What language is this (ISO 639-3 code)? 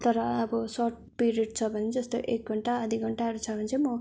nep